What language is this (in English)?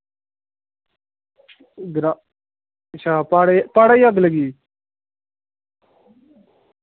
Dogri